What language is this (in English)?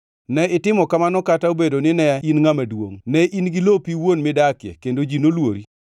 Luo (Kenya and Tanzania)